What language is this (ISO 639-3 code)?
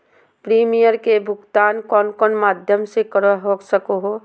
mag